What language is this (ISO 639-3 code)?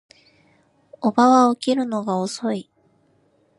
jpn